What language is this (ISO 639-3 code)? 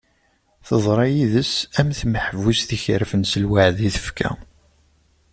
kab